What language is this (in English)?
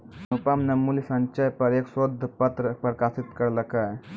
Maithili